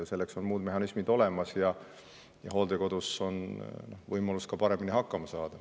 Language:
Estonian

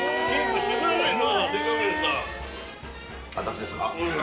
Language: Japanese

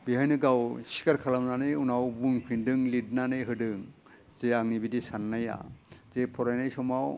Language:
Bodo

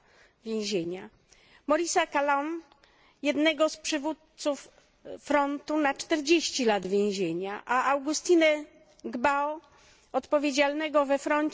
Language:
Polish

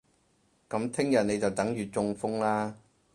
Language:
Cantonese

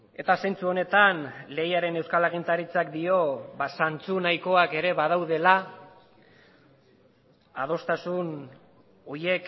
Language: Basque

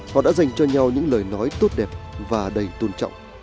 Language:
Vietnamese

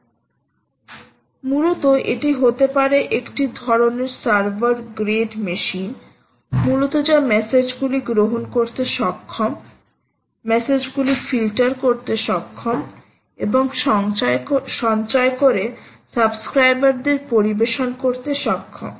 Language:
Bangla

